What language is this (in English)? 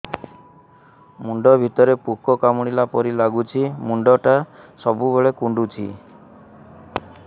Odia